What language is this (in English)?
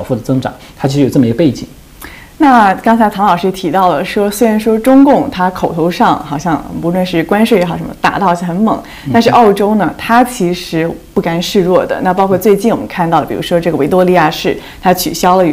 Chinese